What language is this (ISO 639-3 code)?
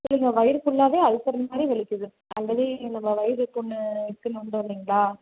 tam